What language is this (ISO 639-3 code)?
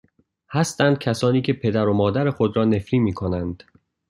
fas